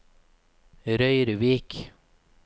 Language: Norwegian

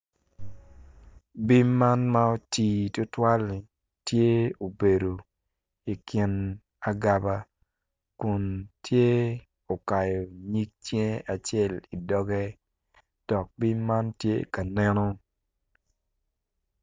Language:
Acoli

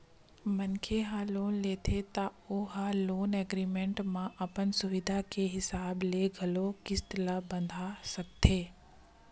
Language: Chhattisgarhi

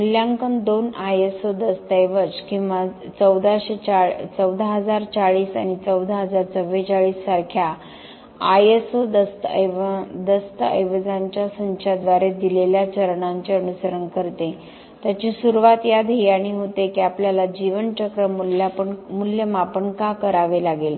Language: Marathi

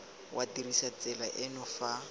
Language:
Tswana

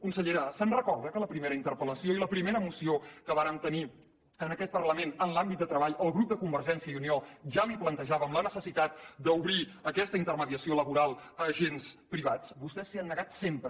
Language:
Catalan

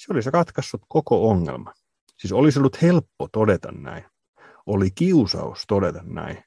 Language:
Finnish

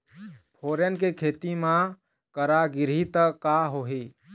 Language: Chhattisgarhi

